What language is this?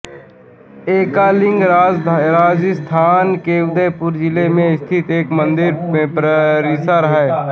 Hindi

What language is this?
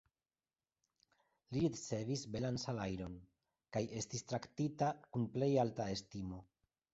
Esperanto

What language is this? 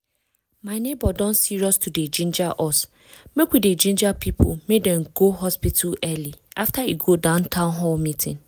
Nigerian Pidgin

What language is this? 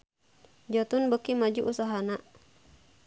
Sundanese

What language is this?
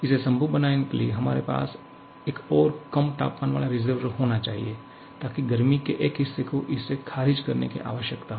Hindi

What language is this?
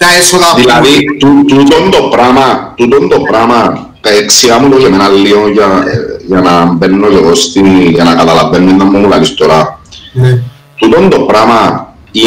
Greek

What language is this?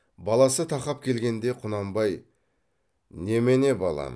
Kazakh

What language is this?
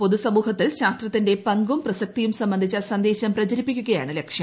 Malayalam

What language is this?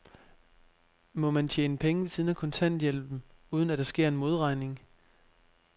Danish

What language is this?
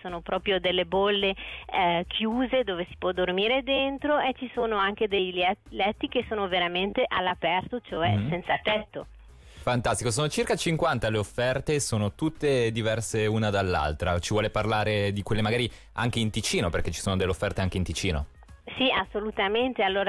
Italian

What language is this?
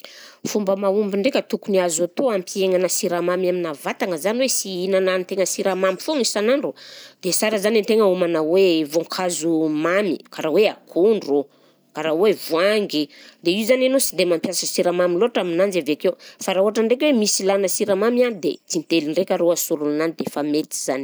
Southern Betsimisaraka Malagasy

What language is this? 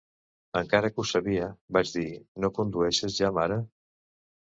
Catalan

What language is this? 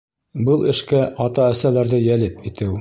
Bashkir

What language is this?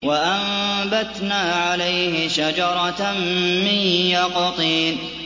Arabic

